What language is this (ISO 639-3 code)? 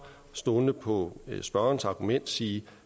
dan